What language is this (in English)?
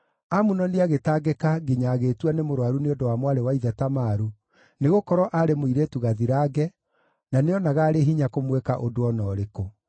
Kikuyu